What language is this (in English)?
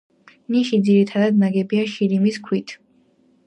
Georgian